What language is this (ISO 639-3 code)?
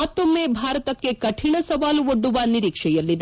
kan